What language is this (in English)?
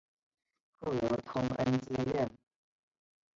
Chinese